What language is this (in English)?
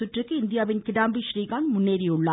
Tamil